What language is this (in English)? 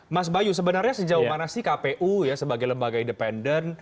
Indonesian